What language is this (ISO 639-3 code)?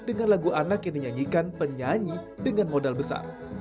ind